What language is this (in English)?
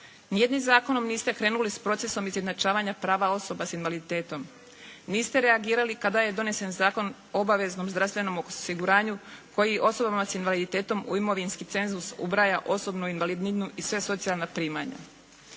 Croatian